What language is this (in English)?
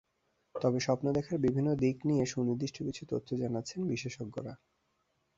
Bangla